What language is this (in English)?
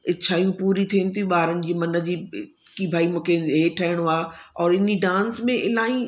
Sindhi